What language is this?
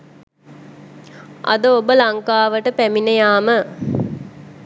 Sinhala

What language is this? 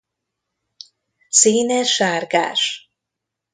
Hungarian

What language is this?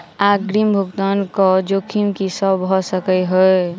Maithili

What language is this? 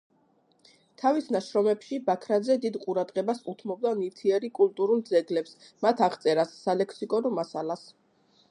Georgian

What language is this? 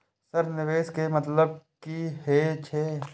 Maithili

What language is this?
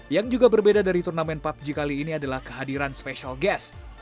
Indonesian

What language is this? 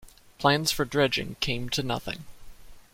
English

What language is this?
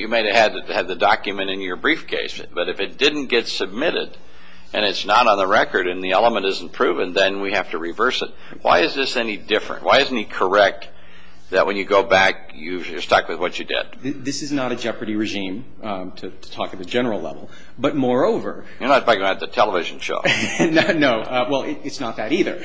English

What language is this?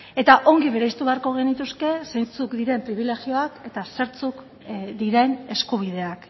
Basque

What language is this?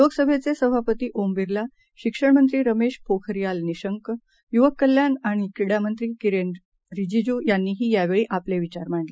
Marathi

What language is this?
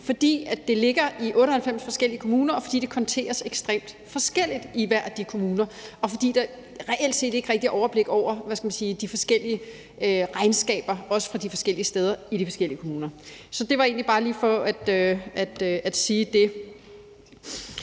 Danish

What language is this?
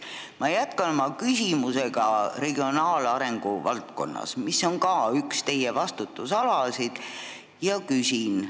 Estonian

